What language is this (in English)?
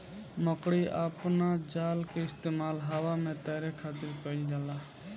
Bhojpuri